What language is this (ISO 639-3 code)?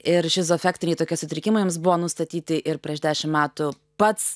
lit